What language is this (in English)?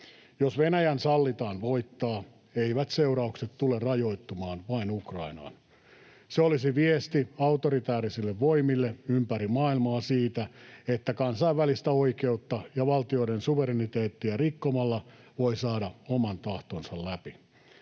Finnish